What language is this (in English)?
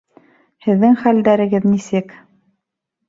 Bashkir